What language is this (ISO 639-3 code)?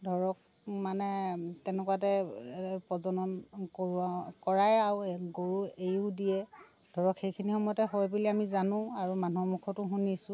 asm